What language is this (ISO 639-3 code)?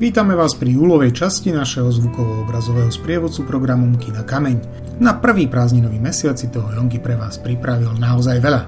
slk